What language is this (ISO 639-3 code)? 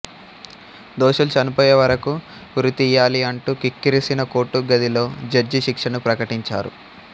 tel